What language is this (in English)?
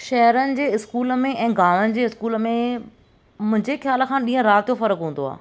Sindhi